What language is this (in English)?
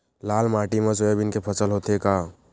Chhattisgarhi